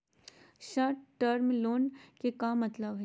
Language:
Magahi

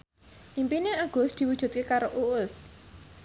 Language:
Javanese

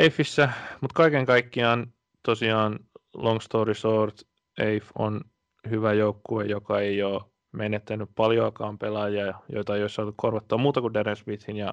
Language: Finnish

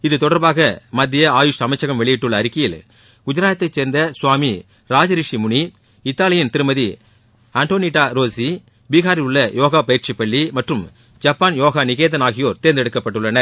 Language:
Tamil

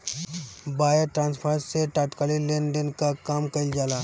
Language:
Bhojpuri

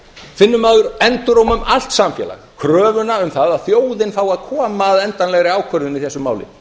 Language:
Icelandic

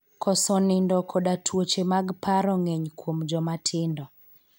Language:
Luo (Kenya and Tanzania)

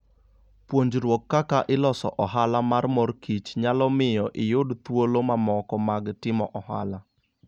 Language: Luo (Kenya and Tanzania)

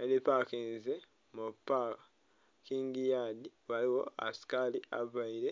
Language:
Soga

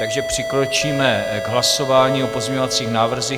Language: Czech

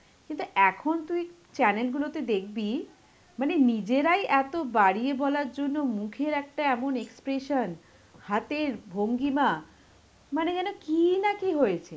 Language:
Bangla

